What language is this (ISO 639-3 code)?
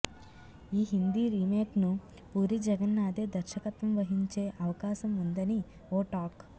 tel